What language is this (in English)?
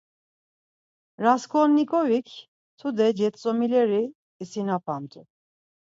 Laz